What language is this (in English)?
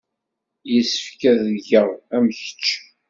Kabyle